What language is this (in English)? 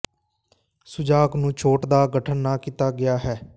Punjabi